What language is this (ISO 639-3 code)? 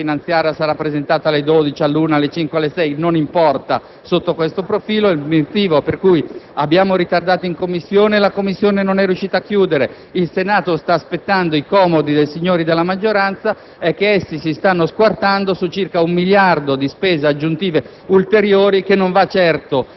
ita